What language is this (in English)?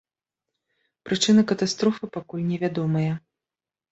Belarusian